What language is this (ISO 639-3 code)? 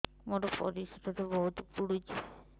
ori